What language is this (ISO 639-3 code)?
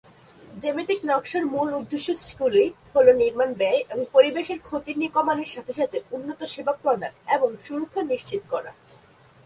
ben